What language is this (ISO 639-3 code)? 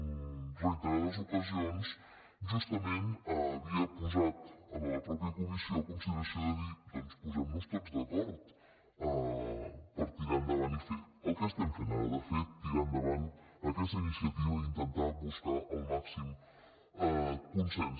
cat